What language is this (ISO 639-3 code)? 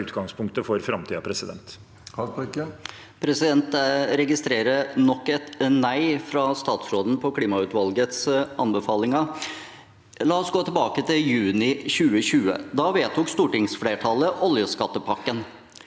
nor